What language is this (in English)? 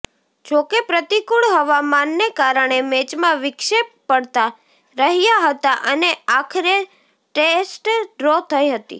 Gujarati